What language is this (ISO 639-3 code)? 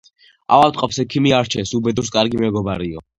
kat